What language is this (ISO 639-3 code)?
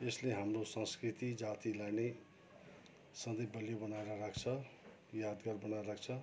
nep